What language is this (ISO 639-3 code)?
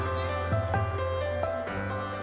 ind